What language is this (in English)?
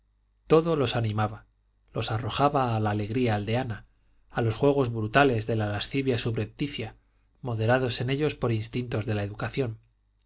Spanish